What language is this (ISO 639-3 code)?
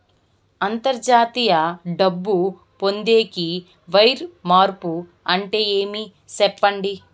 tel